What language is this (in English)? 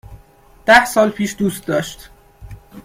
Persian